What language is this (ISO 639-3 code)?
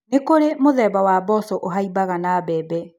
kik